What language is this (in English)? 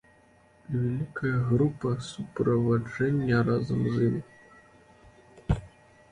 Belarusian